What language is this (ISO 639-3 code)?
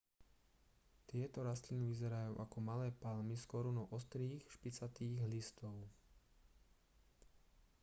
slk